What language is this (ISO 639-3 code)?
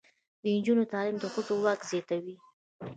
pus